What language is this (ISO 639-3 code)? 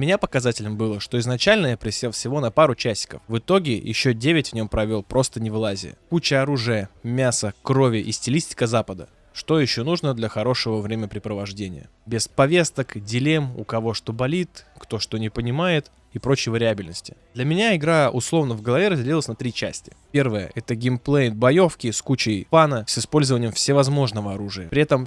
rus